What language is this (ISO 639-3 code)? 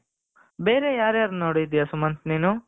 kan